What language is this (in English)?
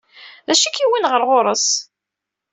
Kabyle